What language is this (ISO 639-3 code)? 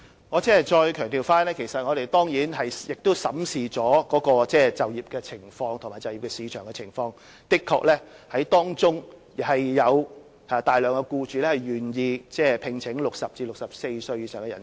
yue